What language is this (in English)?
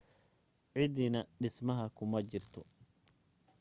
Somali